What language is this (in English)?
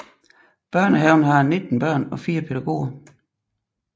Danish